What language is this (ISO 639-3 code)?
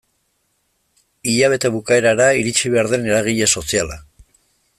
eus